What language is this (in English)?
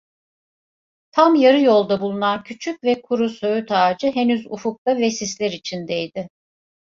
Turkish